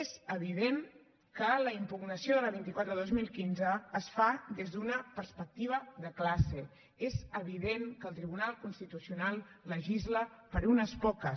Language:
Catalan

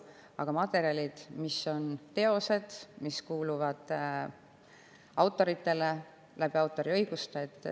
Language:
Estonian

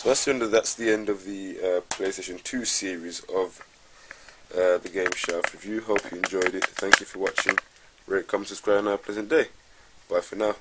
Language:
English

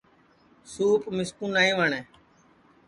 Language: Sansi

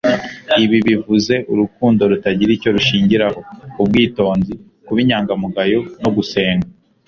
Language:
Kinyarwanda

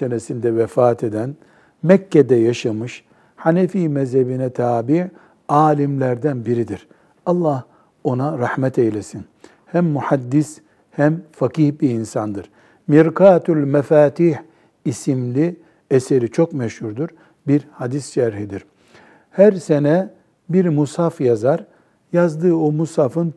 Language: Turkish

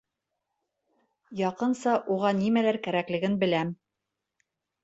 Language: Bashkir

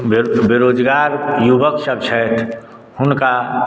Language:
Maithili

